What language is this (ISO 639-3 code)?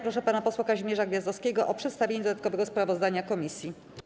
pol